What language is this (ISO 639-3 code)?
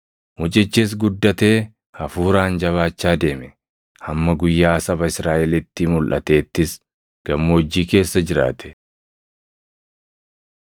orm